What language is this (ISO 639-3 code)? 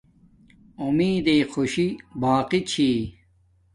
dmk